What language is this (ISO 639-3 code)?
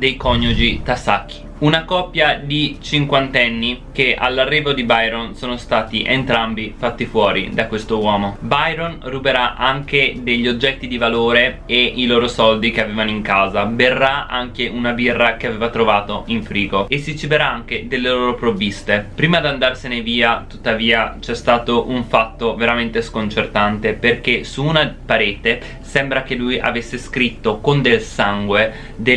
ita